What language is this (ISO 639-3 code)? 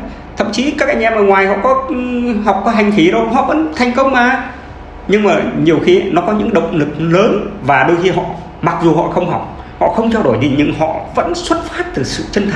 vie